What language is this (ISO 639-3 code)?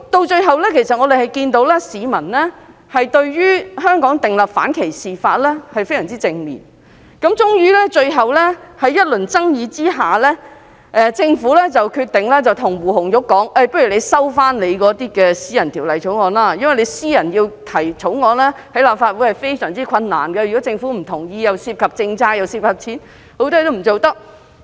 yue